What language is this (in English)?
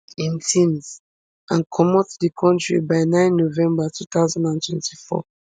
Nigerian Pidgin